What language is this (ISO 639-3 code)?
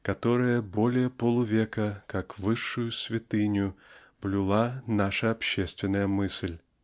rus